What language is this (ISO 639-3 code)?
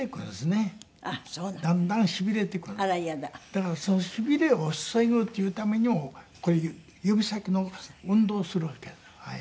jpn